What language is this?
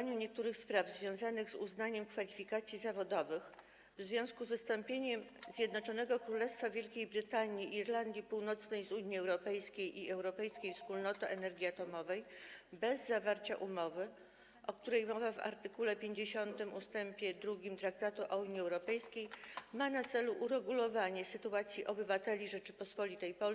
Polish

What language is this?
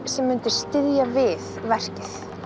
Icelandic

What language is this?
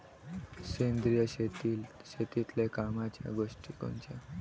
Marathi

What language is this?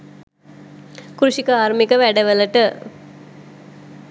Sinhala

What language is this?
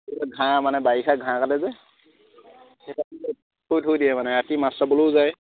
Assamese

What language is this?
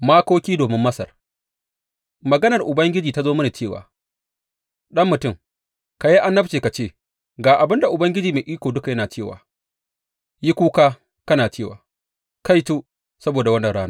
Hausa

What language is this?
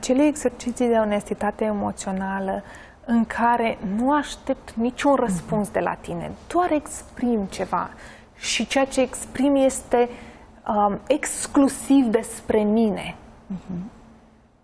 Romanian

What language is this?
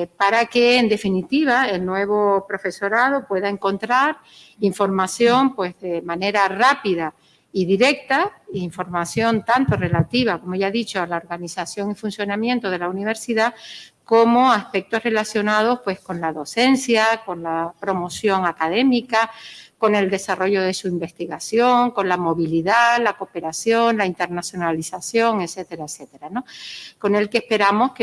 Spanish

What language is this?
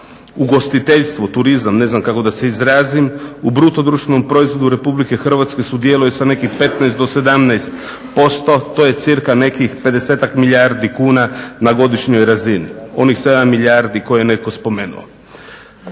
Croatian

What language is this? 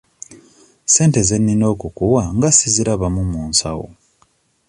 Ganda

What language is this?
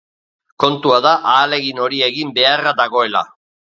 Basque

